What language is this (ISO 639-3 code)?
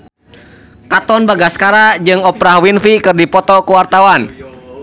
sun